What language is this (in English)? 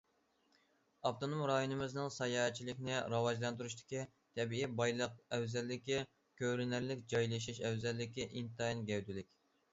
Uyghur